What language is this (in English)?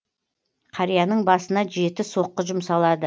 Kazakh